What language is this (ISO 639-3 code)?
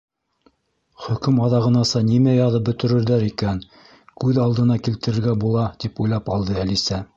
bak